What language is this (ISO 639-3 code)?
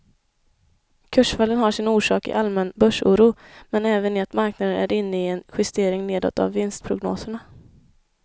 swe